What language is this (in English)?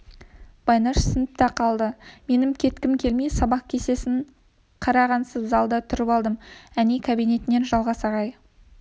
Kazakh